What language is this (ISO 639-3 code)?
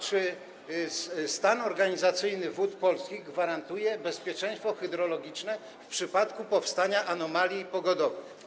pol